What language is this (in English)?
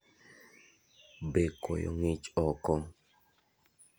Luo (Kenya and Tanzania)